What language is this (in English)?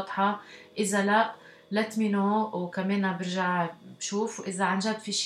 Arabic